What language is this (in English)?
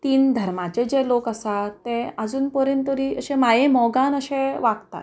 Konkani